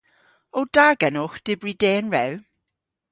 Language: Cornish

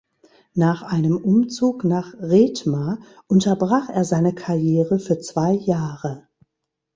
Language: German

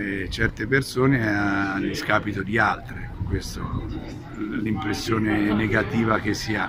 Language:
Italian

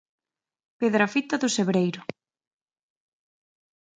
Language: Galician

